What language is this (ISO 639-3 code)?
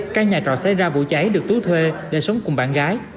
vie